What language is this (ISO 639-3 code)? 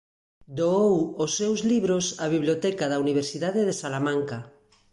glg